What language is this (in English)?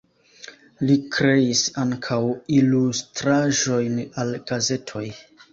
Esperanto